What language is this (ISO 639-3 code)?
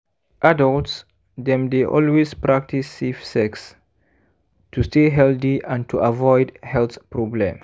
pcm